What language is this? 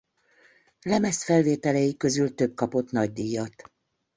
Hungarian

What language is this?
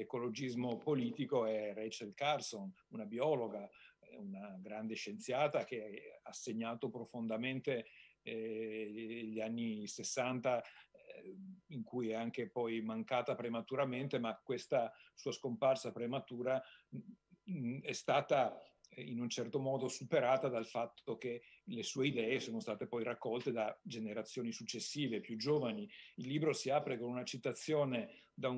Italian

